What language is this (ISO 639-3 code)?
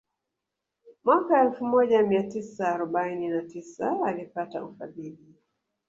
swa